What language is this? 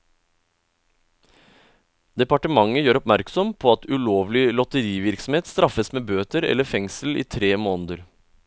Norwegian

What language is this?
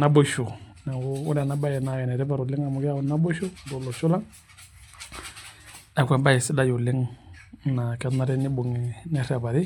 Masai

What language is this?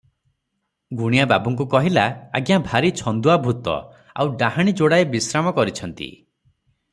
Odia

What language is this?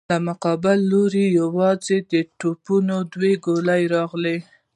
Pashto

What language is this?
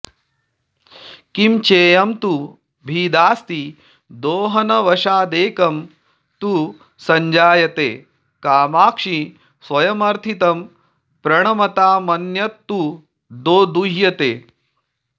Sanskrit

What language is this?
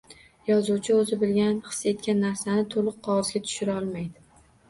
Uzbek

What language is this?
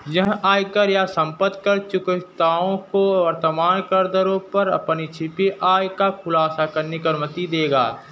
Hindi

